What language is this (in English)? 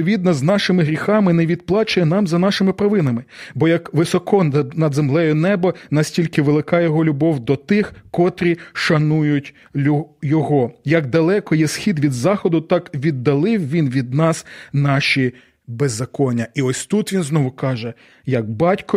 Ukrainian